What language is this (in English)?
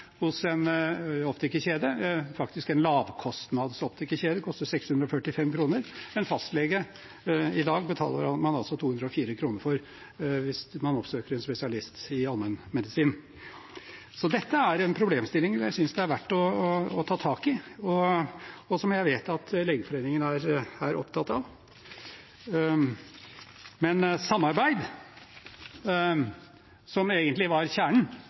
Norwegian Bokmål